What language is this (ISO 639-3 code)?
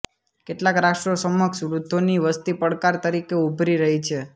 guj